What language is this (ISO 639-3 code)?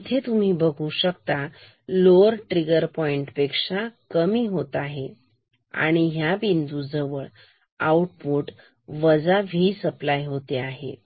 mar